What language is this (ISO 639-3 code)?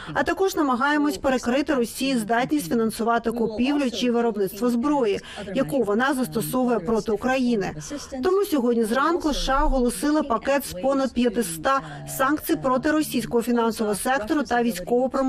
ukr